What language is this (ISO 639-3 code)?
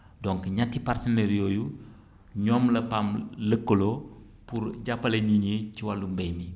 wol